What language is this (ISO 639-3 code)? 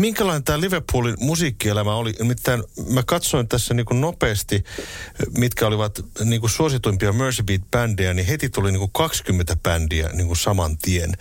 fin